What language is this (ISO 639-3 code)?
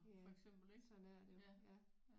dan